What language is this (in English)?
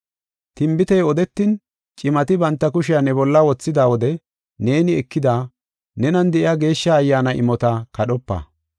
Gofa